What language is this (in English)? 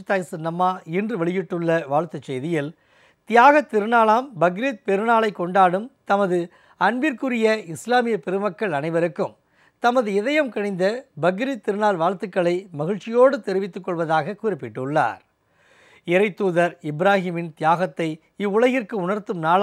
Polish